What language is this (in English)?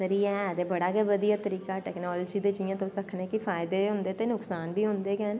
Dogri